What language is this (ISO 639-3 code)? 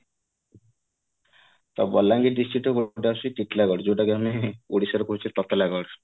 ori